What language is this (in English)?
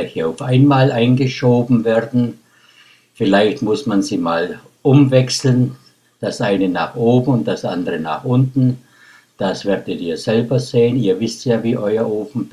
German